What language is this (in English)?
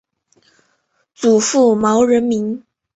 Chinese